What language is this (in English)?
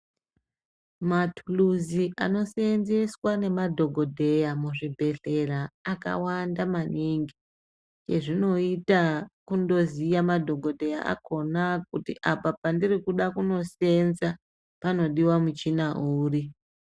Ndau